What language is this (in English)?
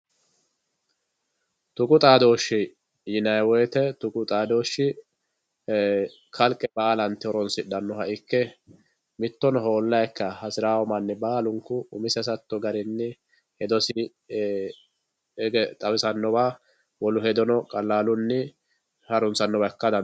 Sidamo